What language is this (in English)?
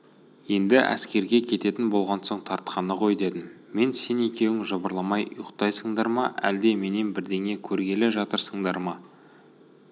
Kazakh